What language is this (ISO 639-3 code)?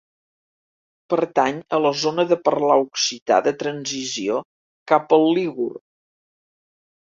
cat